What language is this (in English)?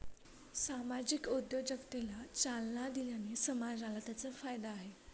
Marathi